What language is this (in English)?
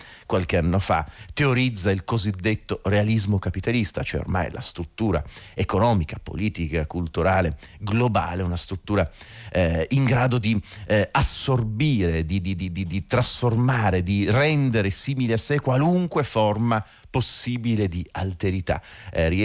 Italian